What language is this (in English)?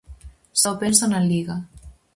Galician